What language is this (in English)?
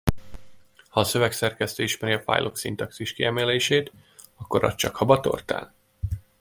Hungarian